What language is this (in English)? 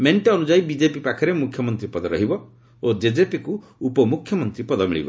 Odia